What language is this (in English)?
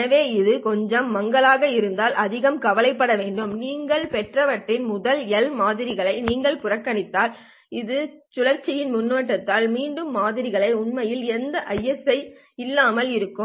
Tamil